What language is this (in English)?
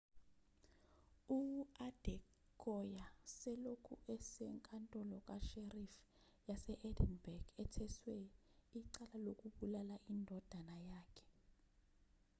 Zulu